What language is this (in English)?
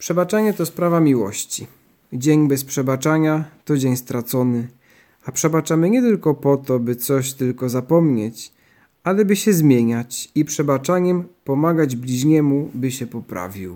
Polish